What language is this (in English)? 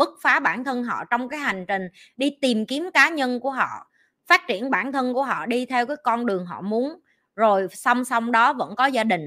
Vietnamese